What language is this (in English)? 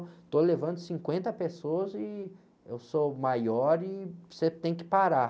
Portuguese